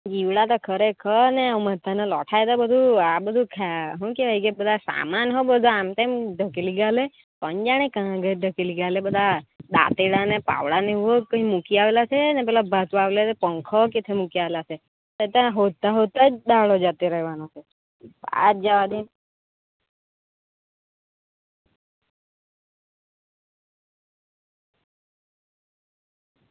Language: Gujarati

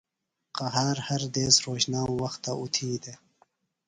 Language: Phalura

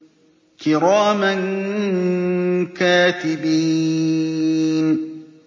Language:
Arabic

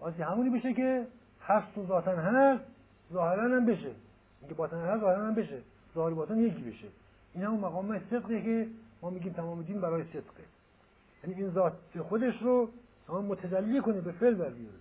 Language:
Persian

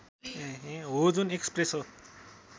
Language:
Nepali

